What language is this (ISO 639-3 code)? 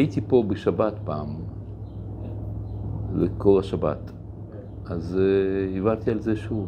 heb